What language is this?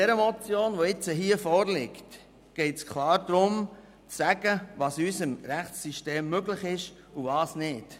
Swiss German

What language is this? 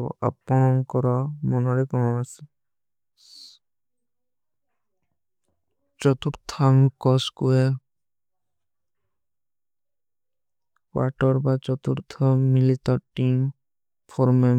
Kui (India)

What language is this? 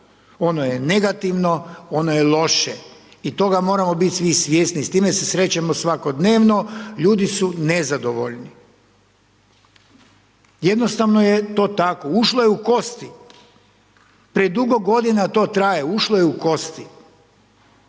Croatian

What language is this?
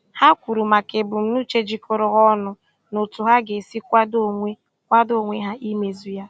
Igbo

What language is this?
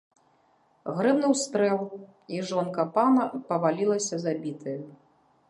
Belarusian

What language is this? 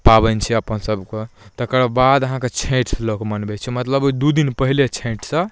Maithili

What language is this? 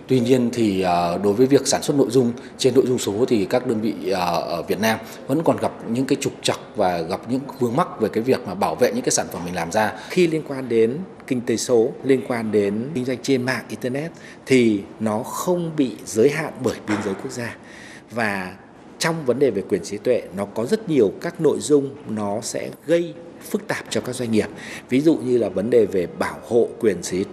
Vietnamese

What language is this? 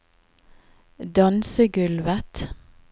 Norwegian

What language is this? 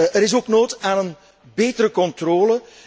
Dutch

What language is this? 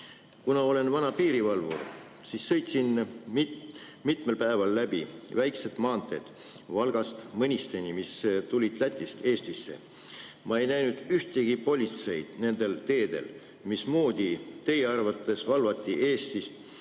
Estonian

